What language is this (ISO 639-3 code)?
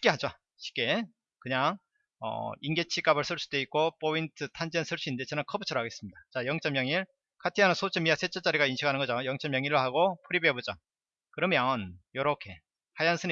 kor